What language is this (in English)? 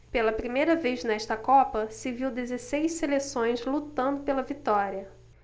Portuguese